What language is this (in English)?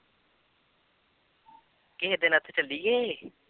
Punjabi